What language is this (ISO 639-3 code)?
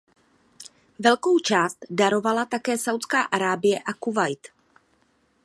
ces